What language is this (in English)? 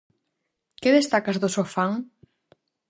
Galician